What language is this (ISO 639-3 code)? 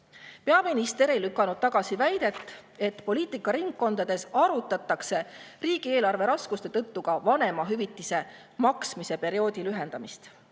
est